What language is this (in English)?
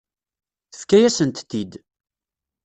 Kabyle